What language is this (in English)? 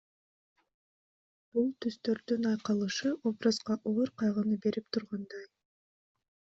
Kyrgyz